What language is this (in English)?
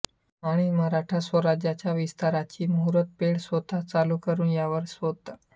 Marathi